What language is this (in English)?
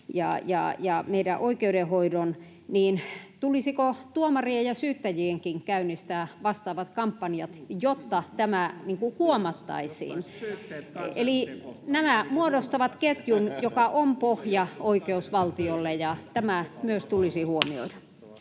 Finnish